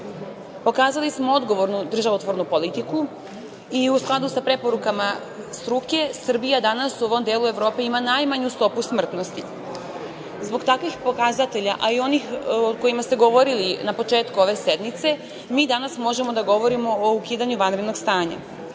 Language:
Serbian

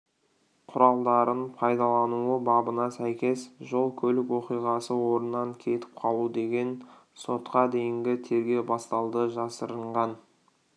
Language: Kazakh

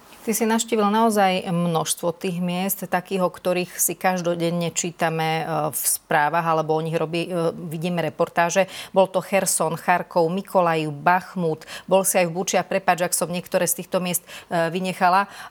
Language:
Slovak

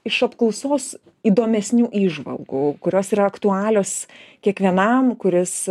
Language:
Lithuanian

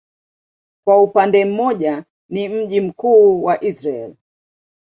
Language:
Swahili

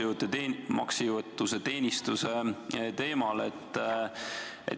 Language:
Estonian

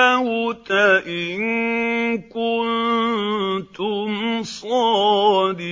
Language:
Arabic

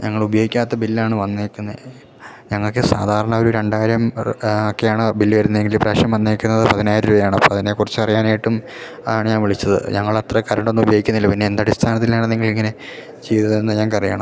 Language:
Malayalam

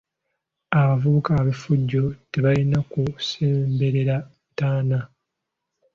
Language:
Ganda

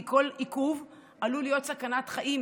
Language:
Hebrew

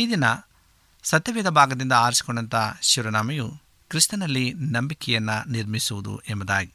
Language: Kannada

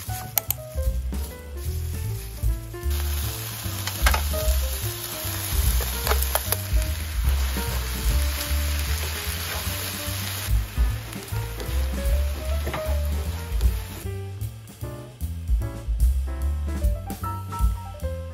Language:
Korean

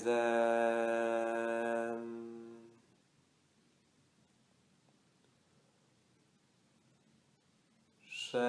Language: Polish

